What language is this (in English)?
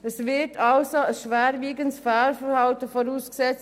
Swiss German